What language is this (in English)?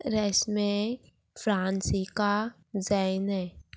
Konkani